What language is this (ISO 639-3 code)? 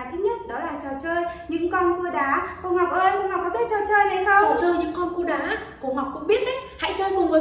vie